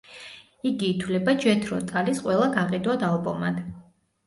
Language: Georgian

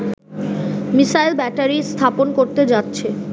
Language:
Bangla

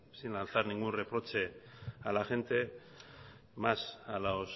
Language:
Spanish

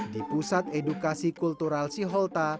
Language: Indonesian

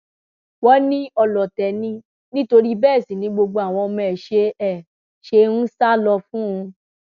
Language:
Yoruba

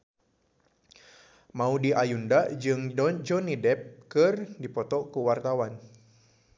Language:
Sundanese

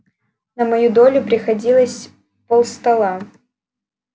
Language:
Russian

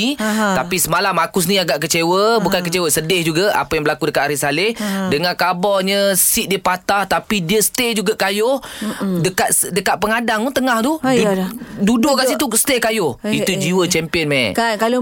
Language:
Malay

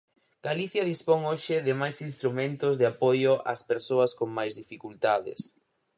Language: Galician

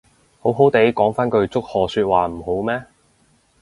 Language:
Cantonese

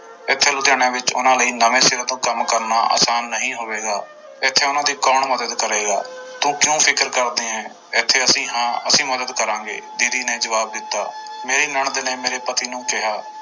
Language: Punjabi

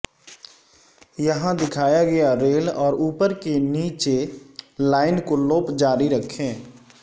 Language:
Urdu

